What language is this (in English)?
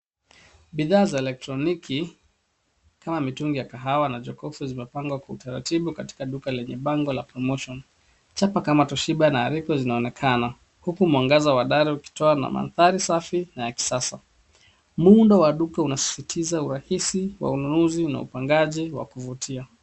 Swahili